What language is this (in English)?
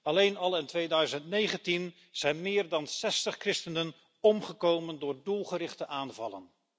Dutch